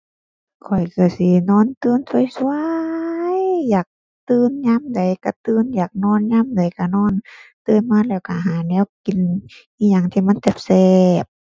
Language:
Thai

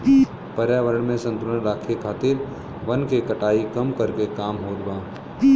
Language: Bhojpuri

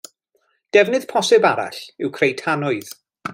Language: Welsh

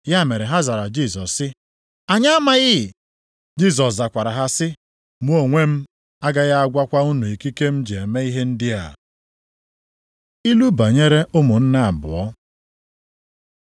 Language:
Igbo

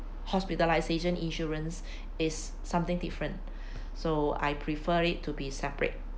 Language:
English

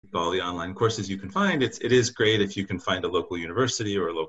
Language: Hebrew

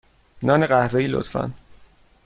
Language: Persian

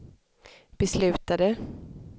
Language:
Swedish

